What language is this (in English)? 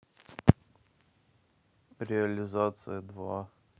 Russian